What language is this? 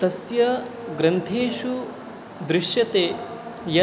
Sanskrit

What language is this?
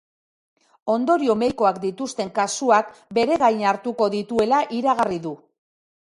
Basque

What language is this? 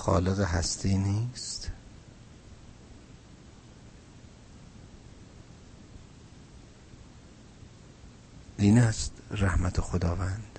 Persian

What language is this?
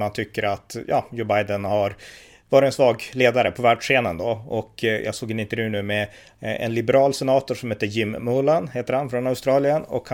Swedish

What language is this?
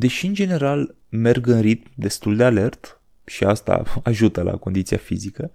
Romanian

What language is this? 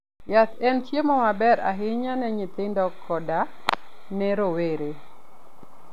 Luo (Kenya and Tanzania)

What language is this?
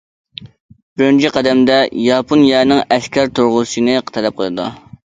Uyghur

